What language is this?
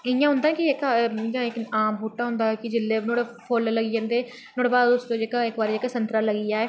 Dogri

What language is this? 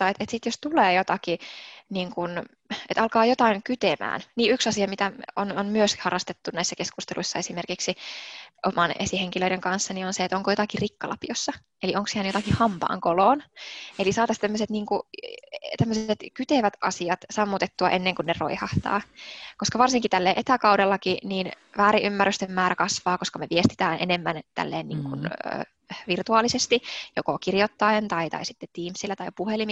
Finnish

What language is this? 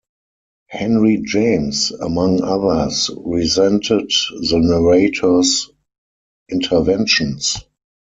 English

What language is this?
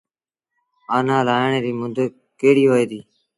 Sindhi Bhil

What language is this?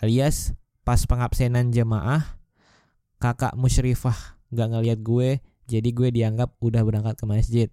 Indonesian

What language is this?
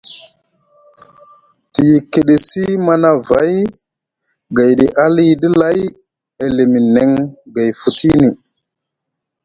Musgu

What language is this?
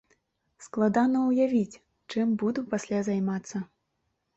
Belarusian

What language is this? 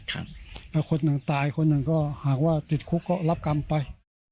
Thai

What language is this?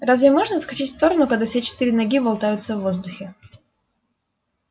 Russian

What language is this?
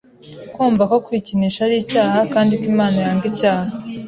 Kinyarwanda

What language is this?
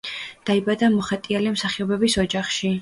Georgian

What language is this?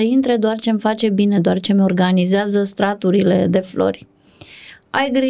Romanian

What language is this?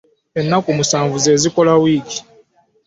Ganda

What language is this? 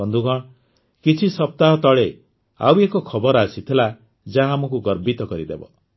Odia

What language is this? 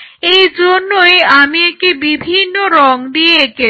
Bangla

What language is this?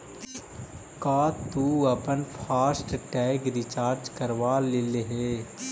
Magahi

